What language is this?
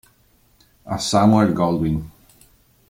Italian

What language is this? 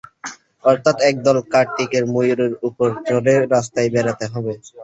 Bangla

